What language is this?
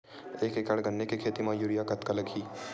Chhattisgarhi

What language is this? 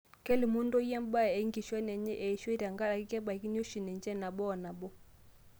Masai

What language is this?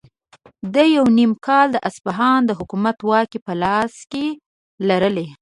Pashto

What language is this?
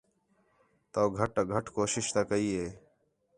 Khetrani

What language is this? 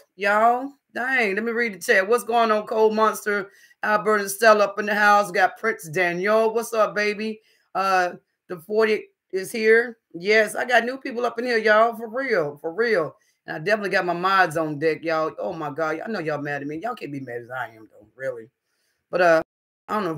English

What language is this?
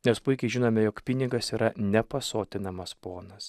Lithuanian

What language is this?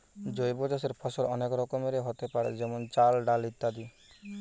Bangla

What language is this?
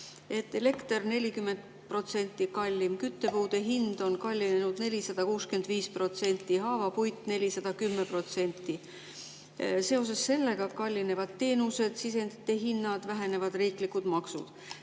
Estonian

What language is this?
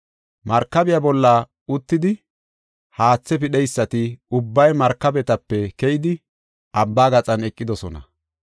Gofa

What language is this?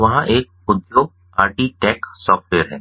Hindi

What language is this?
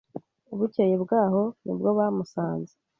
Kinyarwanda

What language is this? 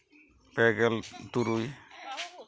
Santali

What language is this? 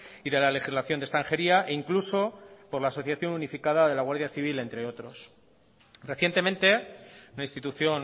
Spanish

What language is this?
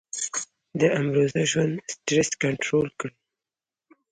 Pashto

